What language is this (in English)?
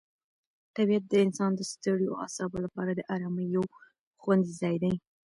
Pashto